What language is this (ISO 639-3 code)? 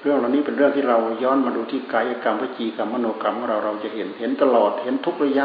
tha